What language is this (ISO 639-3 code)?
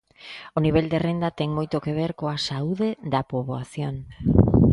glg